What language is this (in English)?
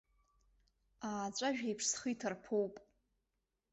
Abkhazian